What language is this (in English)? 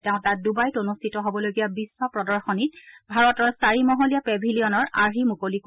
Assamese